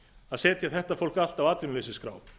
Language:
Icelandic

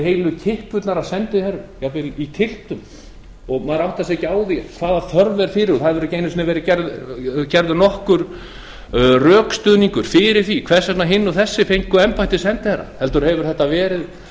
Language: Icelandic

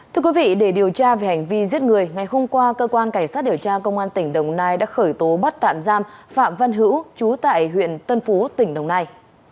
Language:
Vietnamese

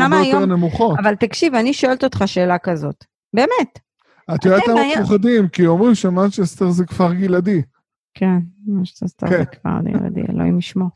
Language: Hebrew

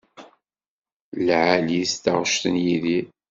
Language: Kabyle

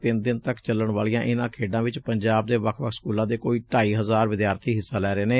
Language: Punjabi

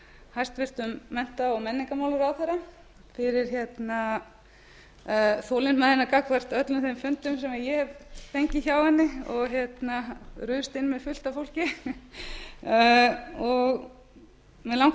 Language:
Icelandic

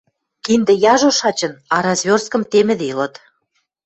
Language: Western Mari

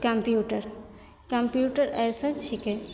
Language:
Maithili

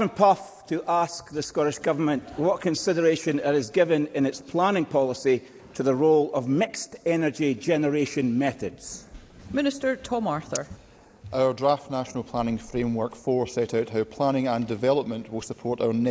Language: English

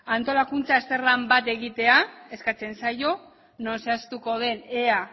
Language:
Basque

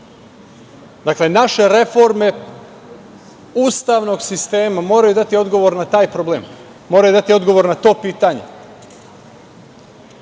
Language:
Serbian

